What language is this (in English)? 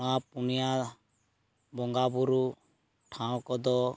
Santali